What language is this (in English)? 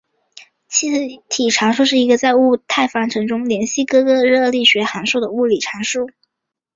Chinese